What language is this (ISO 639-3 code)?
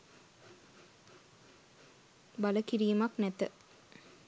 sin